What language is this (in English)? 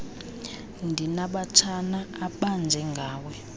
Xhosa